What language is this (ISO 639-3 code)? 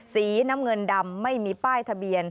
tha